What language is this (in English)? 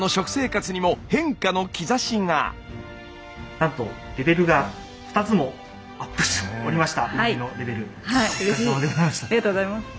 Japanese